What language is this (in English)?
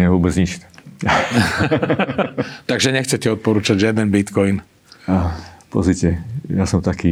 Slovak